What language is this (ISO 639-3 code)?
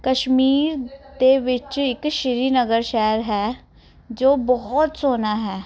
pan